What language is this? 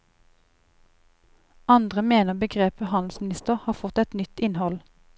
Norwegian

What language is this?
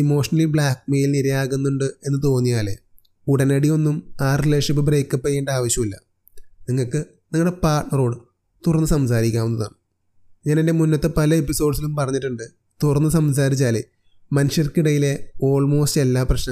Malayalam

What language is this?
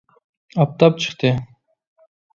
Uyghur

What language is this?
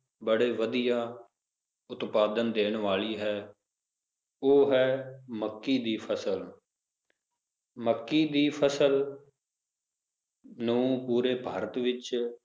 Punjabi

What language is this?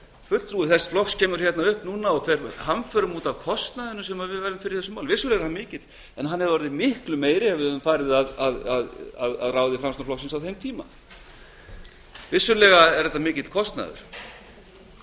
Icelandic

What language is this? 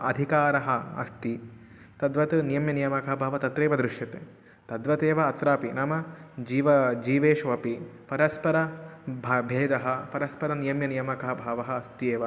Sanskrit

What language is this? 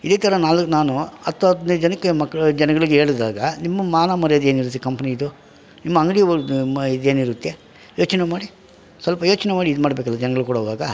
Kannada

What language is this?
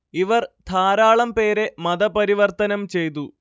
Malayalam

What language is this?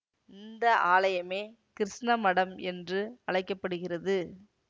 Tamil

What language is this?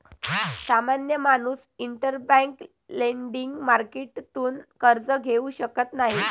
Marathi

